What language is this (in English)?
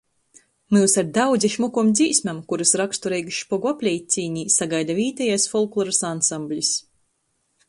Latgalian